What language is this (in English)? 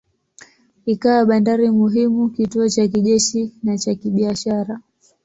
Swahili